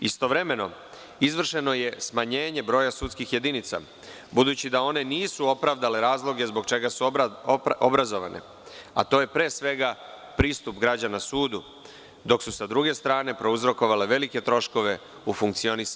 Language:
Serbian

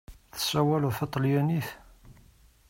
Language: Kabyle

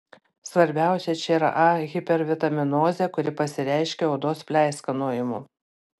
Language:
Lithuanian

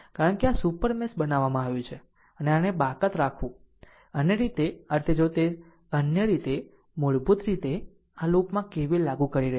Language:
Gujarati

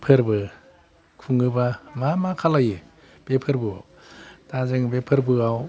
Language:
Bodo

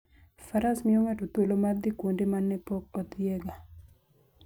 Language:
Luo (Kenya and Tanzania)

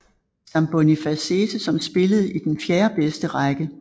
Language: Danish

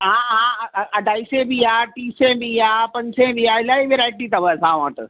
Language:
Sindhi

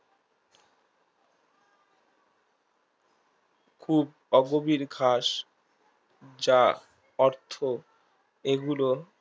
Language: Bangla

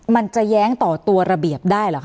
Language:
Thai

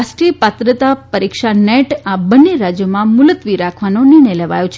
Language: Gujarati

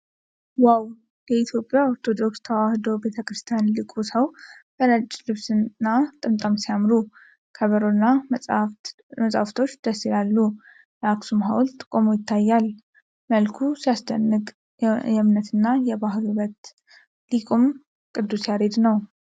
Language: Amharic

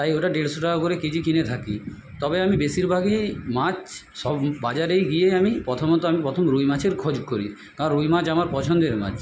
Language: Bangla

